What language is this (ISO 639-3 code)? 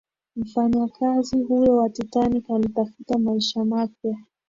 swa